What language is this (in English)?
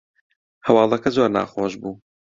Central Kurdish